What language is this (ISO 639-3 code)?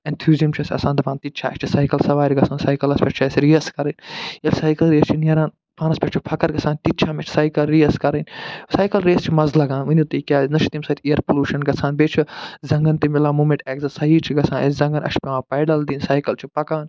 kas